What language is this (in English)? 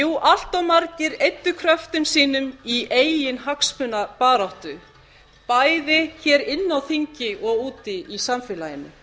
Icelandic